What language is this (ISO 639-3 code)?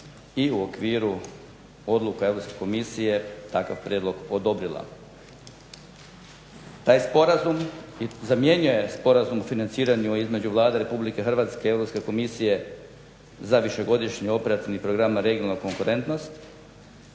hrv